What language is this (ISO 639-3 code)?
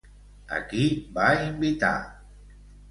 cat